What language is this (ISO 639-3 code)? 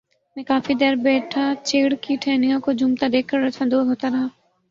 urd